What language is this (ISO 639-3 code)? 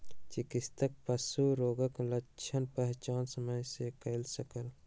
mai